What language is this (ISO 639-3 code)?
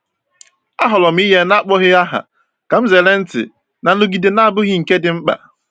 ibo